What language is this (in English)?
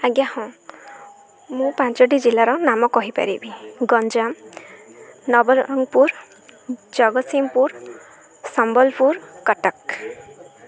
Odia